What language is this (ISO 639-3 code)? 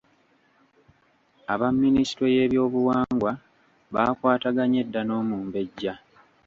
lug